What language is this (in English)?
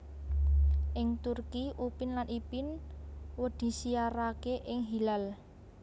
Javanese